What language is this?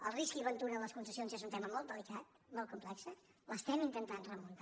Catalan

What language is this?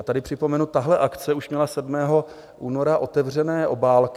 Czech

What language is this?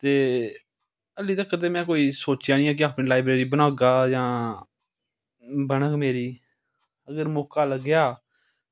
Dogri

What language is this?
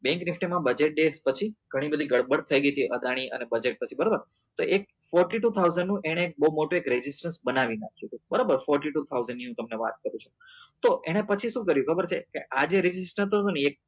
Gujarati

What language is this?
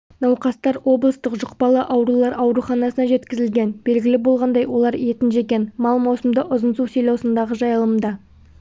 Kazakh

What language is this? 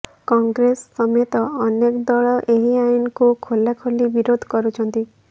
Odia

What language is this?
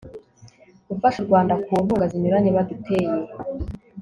Kinyarwanda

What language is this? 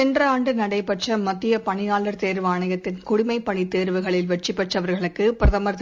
Tamil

